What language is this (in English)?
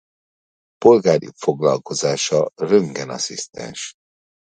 Hungarian